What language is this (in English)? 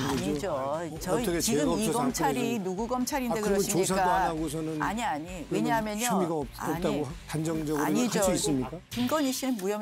Korean